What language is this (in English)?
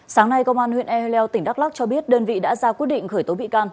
Vietnamese